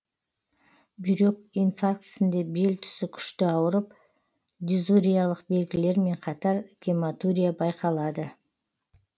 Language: Kazakh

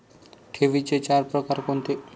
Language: Marathi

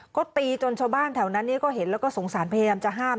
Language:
Thai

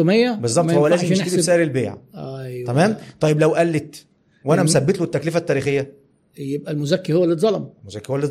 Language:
Arabic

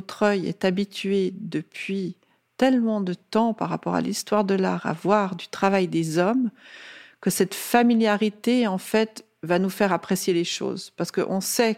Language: French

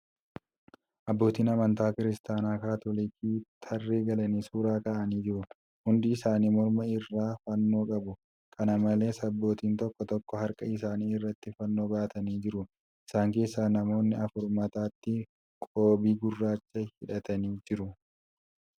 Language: Oromo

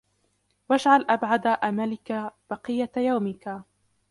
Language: Arabic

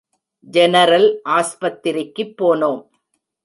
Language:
Tamil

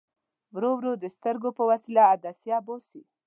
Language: Pashto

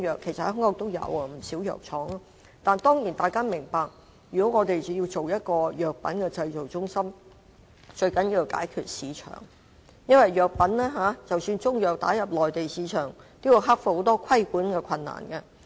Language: Cantonese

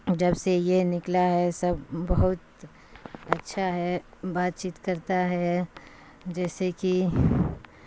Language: Urdu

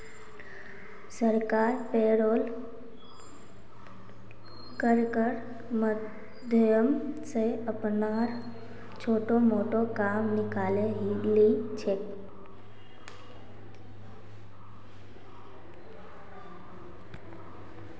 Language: Magahi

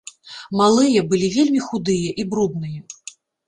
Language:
Belarusian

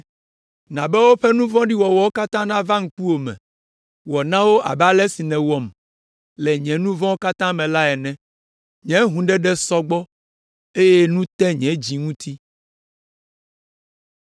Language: Ewe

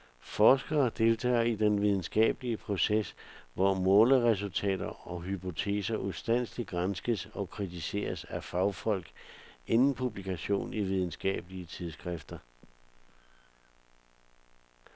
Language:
Danish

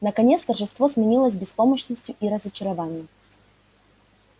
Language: Russian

